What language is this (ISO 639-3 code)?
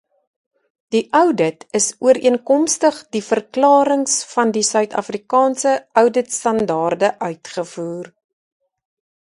afr